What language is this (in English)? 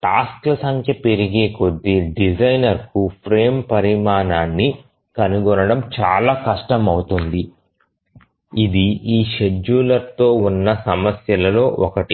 Telugu